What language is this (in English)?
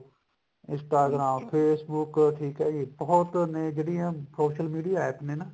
Punjabi